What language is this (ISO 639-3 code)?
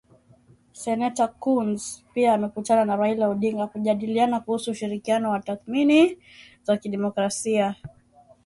swa